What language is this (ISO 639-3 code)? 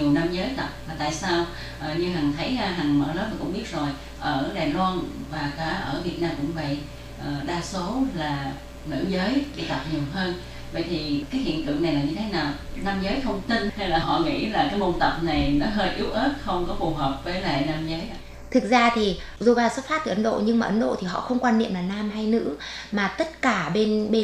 vie